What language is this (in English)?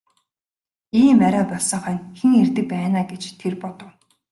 Mongolian